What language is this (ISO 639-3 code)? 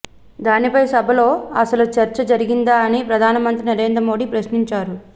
tel